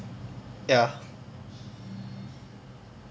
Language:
English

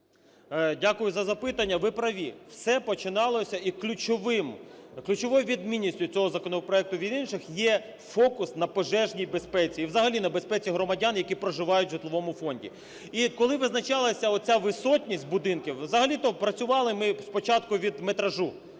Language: Ukrainian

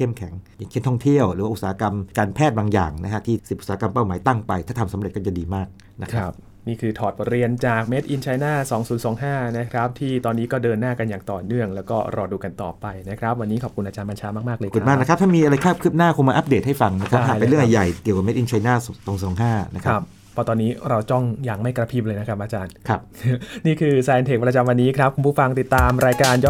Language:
Thai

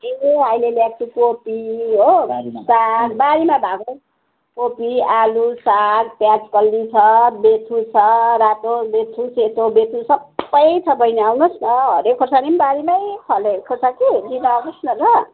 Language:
Nepali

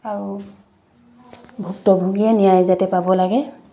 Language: Assamese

